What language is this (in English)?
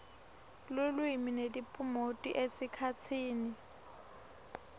Swati